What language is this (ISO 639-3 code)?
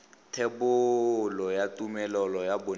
tsn